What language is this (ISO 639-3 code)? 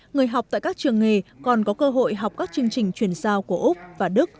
vie